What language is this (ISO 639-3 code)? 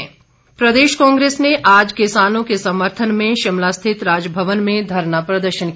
hin